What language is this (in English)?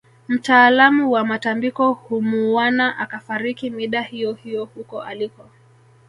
Swahili